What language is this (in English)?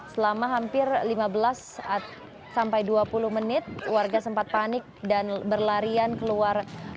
Indonesian